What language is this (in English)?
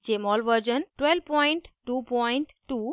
Hindi